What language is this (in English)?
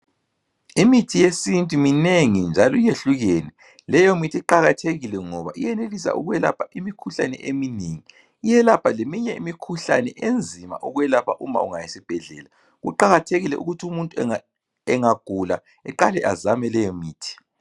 North Ndebele